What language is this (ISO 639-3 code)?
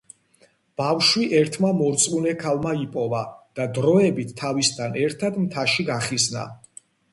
kat